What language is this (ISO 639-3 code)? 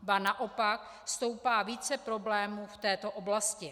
ces